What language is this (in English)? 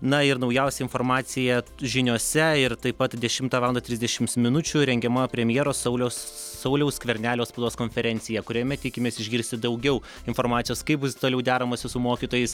Lithuanian